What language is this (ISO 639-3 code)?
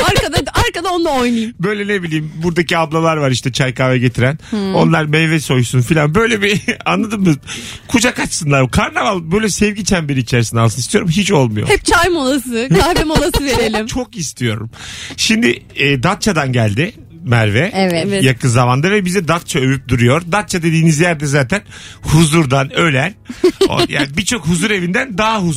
tur